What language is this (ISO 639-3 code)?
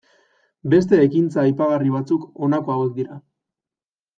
eus